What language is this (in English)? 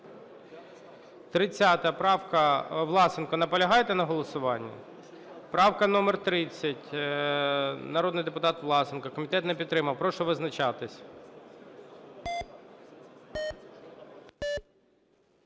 Ukrainian